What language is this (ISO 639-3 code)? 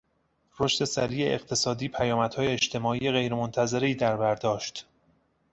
fas